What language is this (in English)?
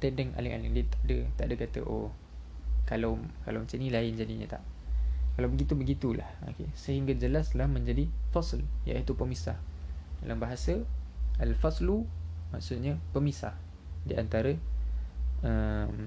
Malay